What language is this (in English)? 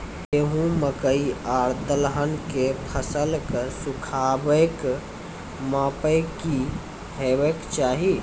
Maithili